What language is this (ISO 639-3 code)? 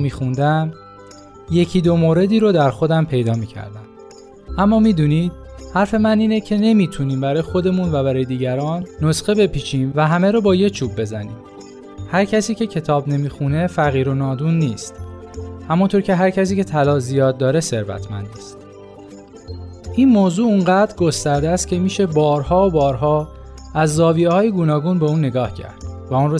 fas